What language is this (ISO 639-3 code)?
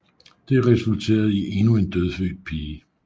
dan